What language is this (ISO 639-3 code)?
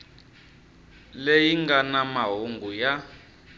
tso